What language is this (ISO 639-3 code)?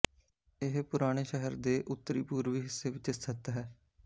pan